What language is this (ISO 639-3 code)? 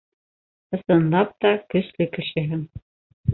bak